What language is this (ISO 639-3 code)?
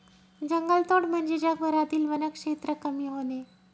mar